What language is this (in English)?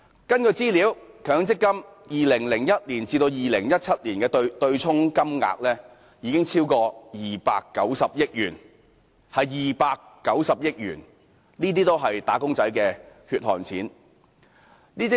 Cantonese